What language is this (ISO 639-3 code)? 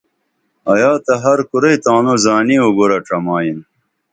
dml